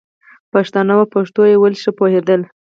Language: Pashto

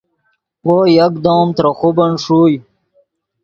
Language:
Yidgha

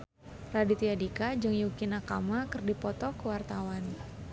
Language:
Sundanese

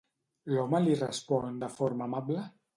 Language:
Catalan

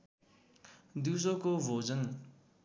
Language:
Nepali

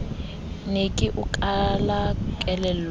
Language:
Southern Sotho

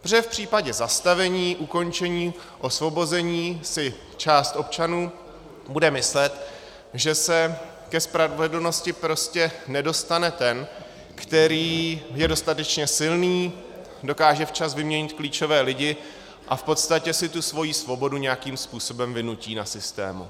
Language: Czech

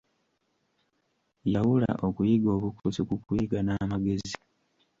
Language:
Ganda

